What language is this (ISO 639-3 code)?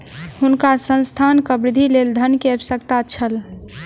mai